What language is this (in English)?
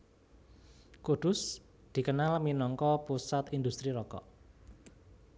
Javanese